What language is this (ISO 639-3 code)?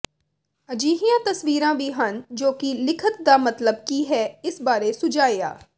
pan